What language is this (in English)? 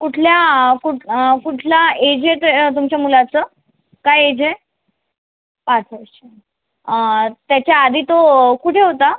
Marathi